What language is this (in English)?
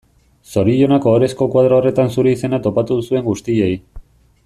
Basque